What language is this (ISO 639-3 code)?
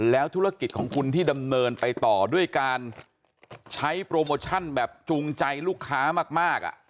tha